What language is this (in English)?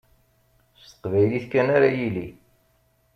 Kabyle